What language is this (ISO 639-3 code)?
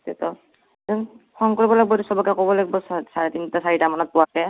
asm